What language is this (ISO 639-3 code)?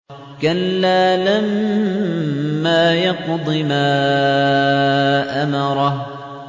ara